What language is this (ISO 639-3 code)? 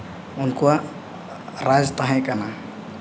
sat